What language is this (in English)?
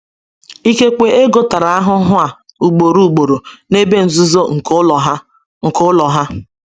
Igbo